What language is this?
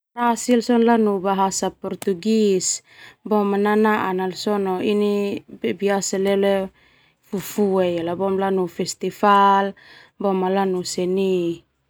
Termanu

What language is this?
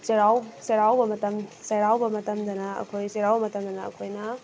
Manipuri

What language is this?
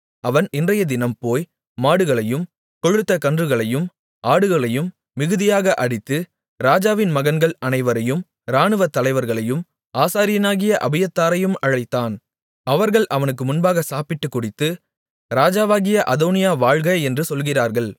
Tamil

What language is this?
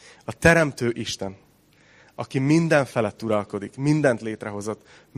Hungarian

